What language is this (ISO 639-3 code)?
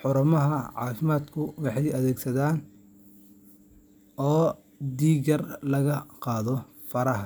som